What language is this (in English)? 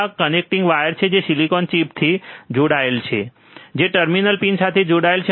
Gujarati